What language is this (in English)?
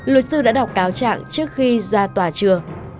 Vietnamese